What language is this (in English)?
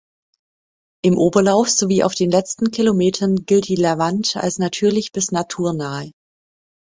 German